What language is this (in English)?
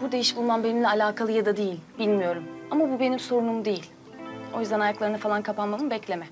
Turkish